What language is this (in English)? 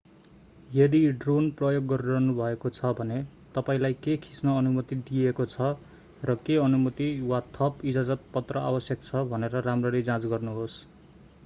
Nepali